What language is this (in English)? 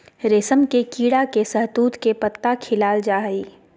Magahi